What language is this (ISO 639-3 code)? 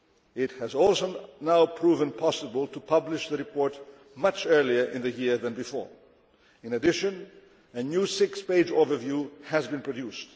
eng